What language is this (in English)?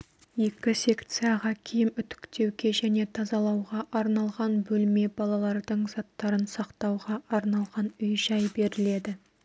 Kazakh